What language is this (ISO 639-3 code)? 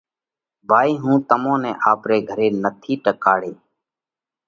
kvx